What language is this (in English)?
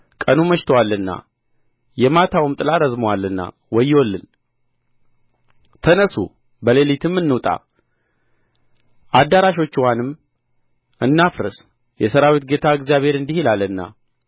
Amharic